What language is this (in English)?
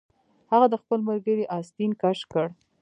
Pashto